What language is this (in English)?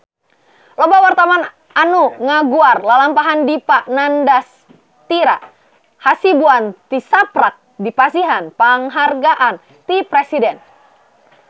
Sundanese